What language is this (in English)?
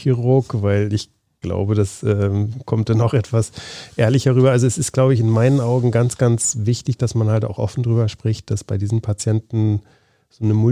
German